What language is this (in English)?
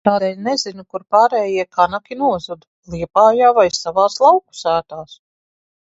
Latvian